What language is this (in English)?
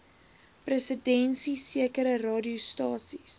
Afrikaans